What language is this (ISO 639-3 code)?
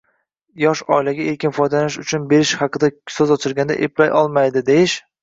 uzb